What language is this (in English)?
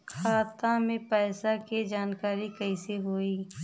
Bhojpuri